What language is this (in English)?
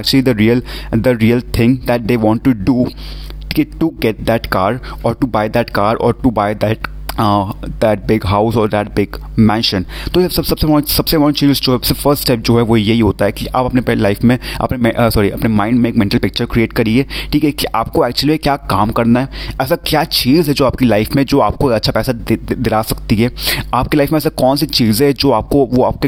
Hindi